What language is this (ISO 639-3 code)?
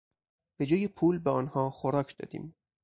fas